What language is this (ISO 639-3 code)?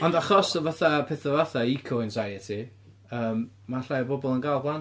cym